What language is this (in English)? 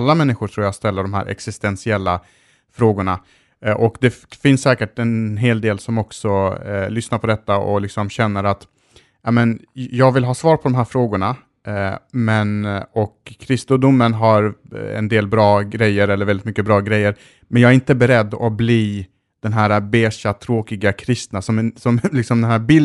Swedish